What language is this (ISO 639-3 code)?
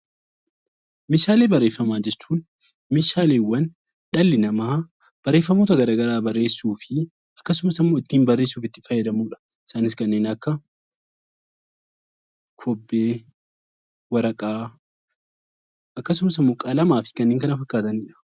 orm